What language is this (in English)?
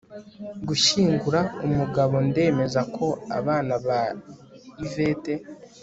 Kinyarwanda